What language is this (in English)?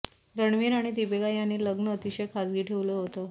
Marathi